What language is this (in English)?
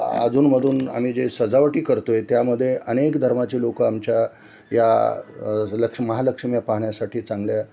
Marathi